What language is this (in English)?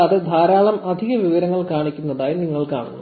Malayalam